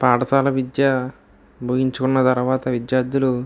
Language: Telugu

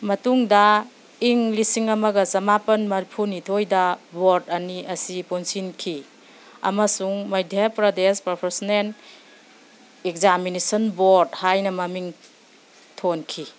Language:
Manipuri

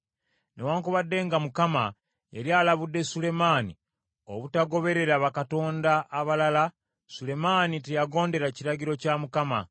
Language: Ganda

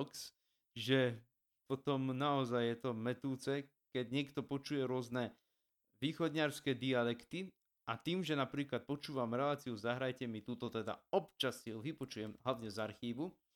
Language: Slovak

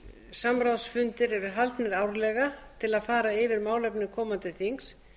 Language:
Icelandic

